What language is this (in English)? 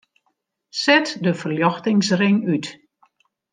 Western Frisian